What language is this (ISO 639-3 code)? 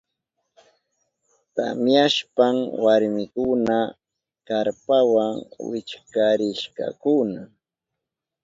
qup